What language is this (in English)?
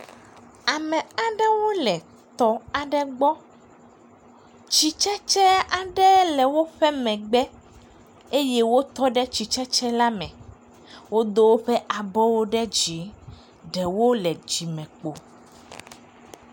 Ewe